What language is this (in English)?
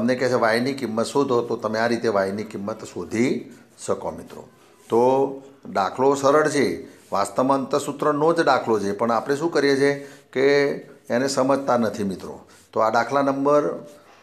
Hindi